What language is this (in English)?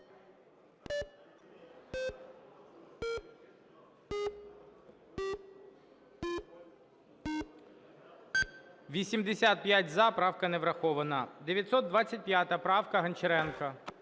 Ukrainian